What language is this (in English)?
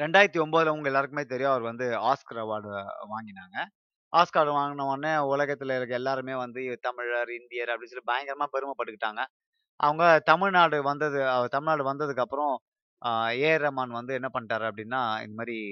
Tamil